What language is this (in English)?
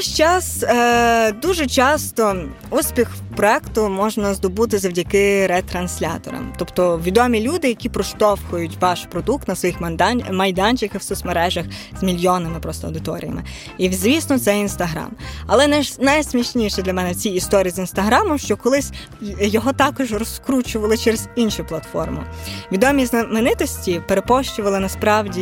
Ukrainian